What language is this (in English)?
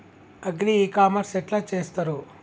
Telugu